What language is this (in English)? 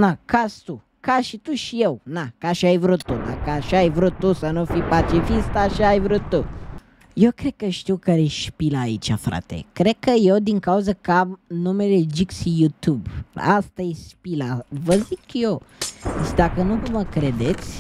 Romanian